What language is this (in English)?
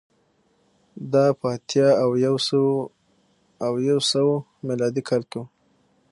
Pashto